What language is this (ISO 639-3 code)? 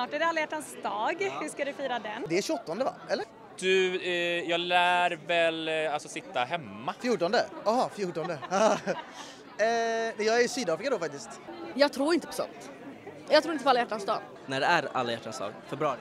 swe